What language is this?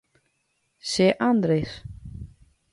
Guarani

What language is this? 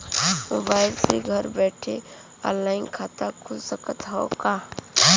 Bhojpuri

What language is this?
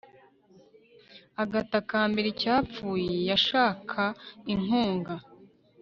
Kinyarwanda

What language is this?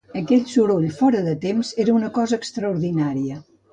Catalan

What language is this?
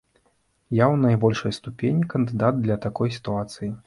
Belarusian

